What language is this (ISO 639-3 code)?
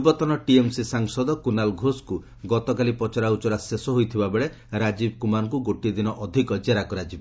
ori